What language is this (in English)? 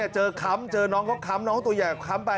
Thai